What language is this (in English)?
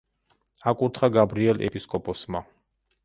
Georgian